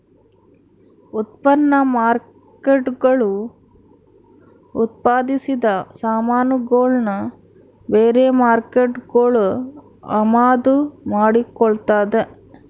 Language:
Kannada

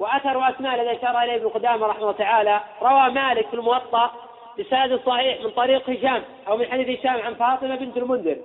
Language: Arabic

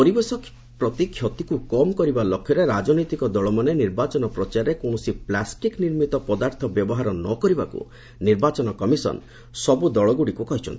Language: Odia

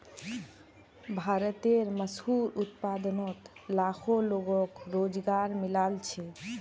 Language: Magahi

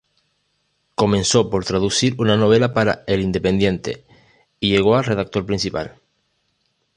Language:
Spanish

